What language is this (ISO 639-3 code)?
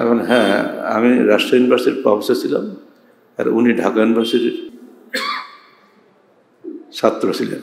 ara